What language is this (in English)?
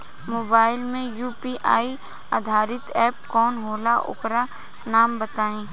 Bhojpuri